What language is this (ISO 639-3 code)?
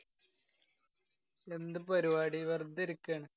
mal